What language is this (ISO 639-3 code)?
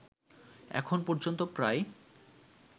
ben